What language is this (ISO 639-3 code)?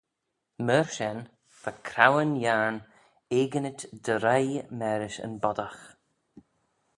glv